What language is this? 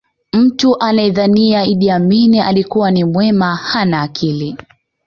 Swahili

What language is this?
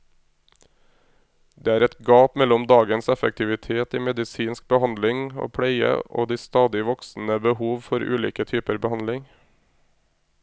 Norwegian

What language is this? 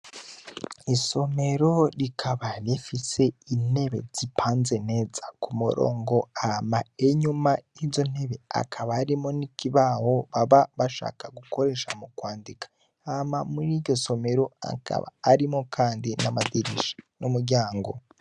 Rundi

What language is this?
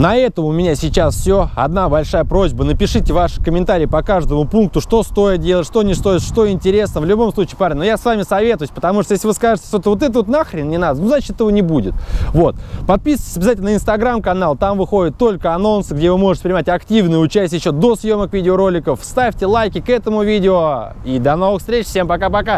Russian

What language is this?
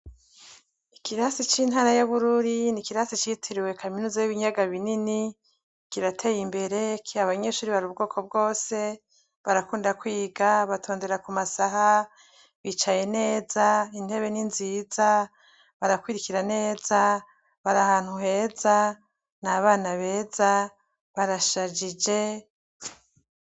Rundi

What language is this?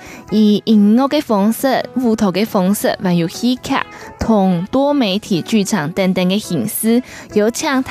Chinese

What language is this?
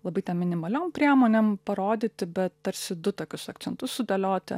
Lithuanian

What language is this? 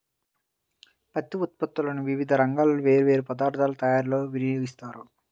Telugu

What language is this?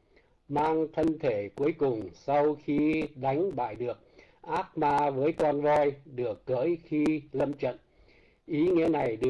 Vietnamese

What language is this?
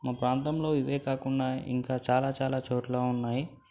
Telugu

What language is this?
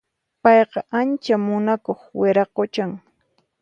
Puno Quechua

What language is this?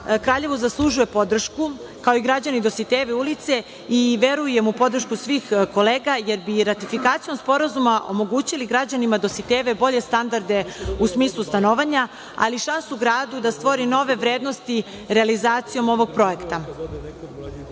Serbian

